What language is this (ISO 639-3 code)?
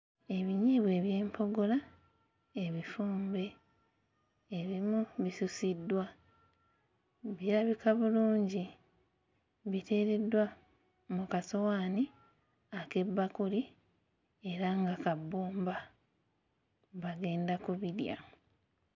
lug